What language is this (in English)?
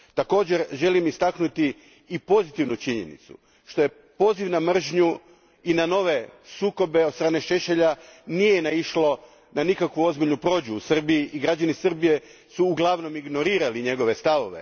Croatian